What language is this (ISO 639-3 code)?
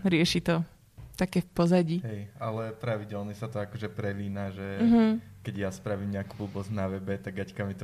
slk